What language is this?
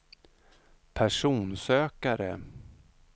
Swedish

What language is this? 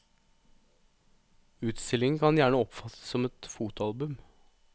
Norwegian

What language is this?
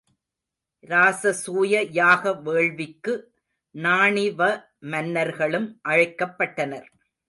Tamil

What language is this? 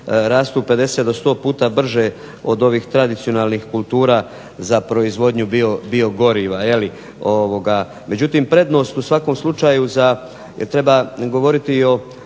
Croatian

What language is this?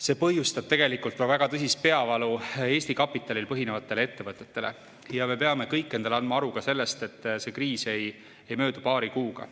Estonian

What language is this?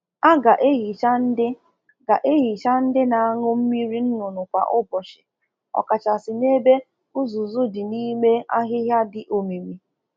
Igbo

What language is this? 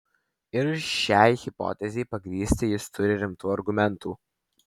Lithuanian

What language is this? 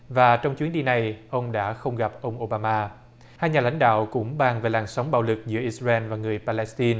Vietnamese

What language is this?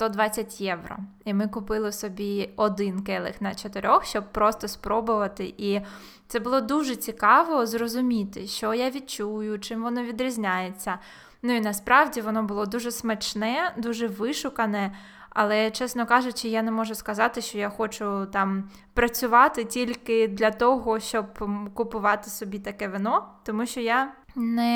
Ukrainian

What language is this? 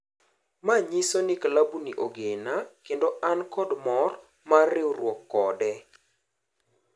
Luo (Kenya and Tanzania)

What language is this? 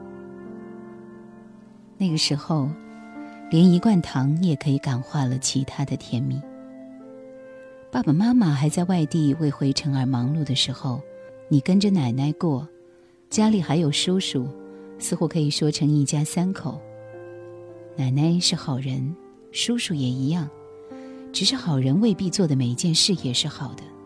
Chinese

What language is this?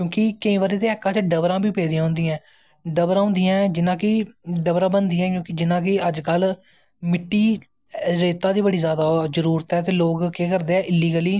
Dogri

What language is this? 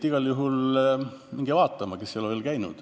Estonian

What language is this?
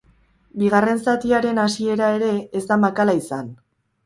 Basque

